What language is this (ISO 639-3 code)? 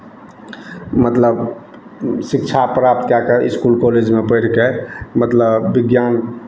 mai